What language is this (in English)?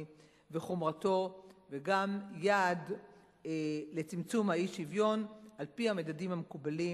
Hebrew